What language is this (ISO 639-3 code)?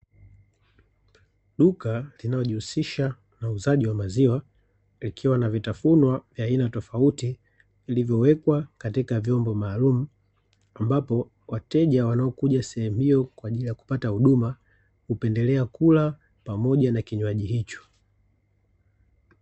swa